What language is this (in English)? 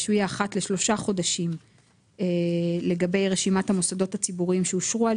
Hebrew